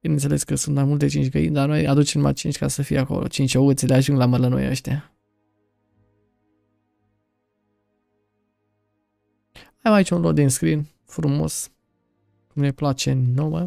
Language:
Romanian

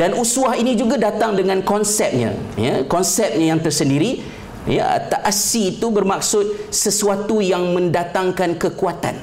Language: Malay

